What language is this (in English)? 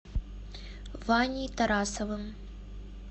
Russian